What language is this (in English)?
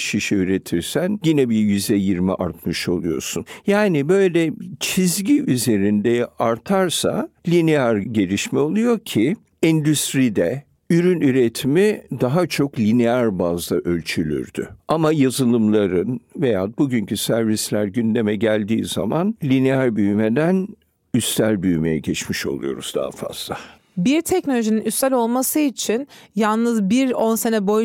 Turkish